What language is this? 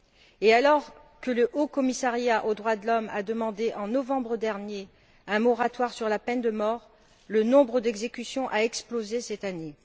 French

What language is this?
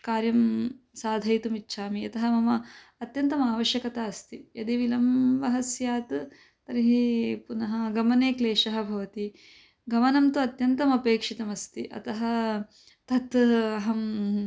Sanskrit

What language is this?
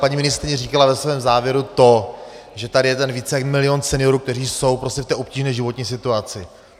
Czech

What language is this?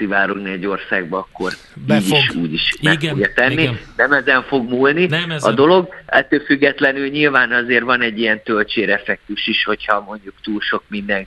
Hungarian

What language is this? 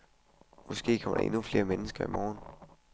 Danish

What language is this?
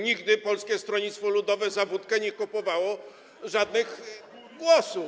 Polish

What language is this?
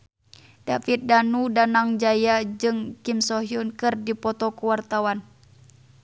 Sundanese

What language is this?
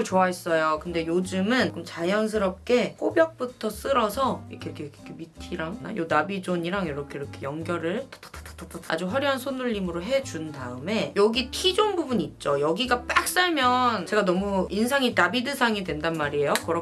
Korean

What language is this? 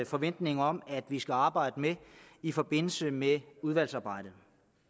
Danish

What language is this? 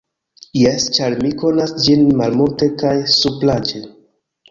Esperanto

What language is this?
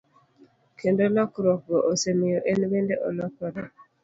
Luo (Kenya and Tanzania)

